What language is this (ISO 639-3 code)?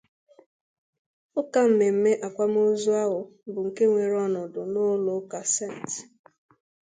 ibo